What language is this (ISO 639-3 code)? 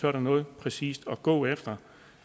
dan